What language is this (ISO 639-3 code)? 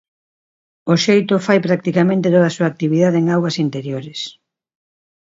glg